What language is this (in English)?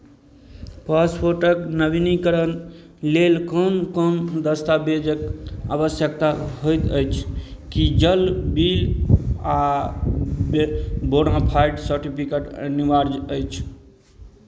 Maithili